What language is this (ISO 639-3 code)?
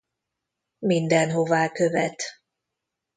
hun